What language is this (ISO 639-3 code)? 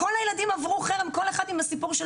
heb